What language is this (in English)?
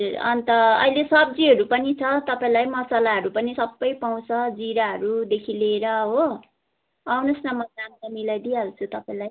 Nepali